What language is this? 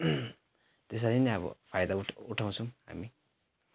Nepali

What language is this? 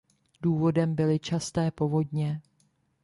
Czech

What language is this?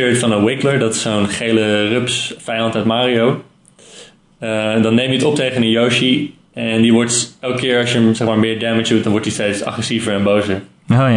Dutch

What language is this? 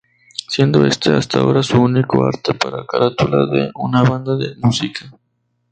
Spanish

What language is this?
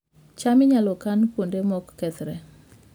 Luo (Kenya and Tanzania)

